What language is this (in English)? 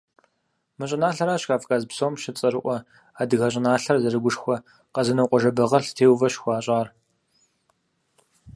Kabardian